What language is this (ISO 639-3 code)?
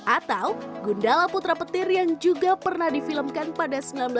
ind